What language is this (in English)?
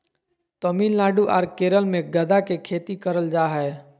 Magahi